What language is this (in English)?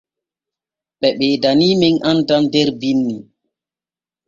Borgu Fulfulde